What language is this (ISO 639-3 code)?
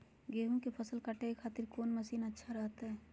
mag